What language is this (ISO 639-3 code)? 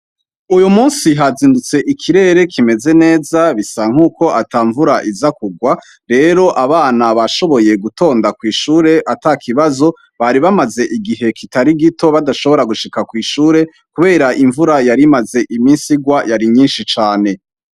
run